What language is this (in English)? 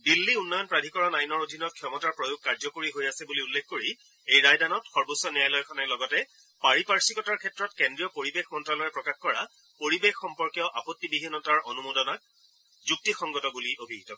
Assamese